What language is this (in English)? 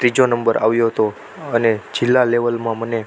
Gujarati